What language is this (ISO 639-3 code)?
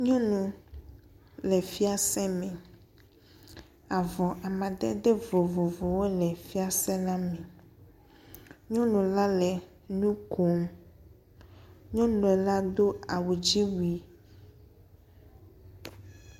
ewe